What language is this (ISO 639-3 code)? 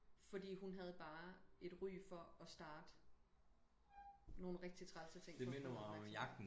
dan